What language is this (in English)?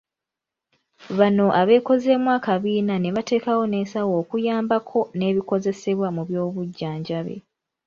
Ganda